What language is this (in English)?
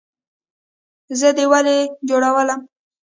Pashto